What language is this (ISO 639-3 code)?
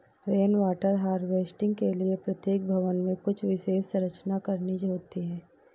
hin